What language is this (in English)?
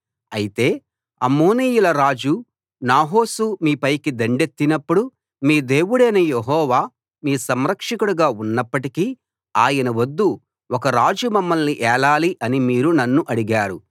Telugu